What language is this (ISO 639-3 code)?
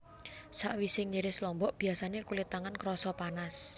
jav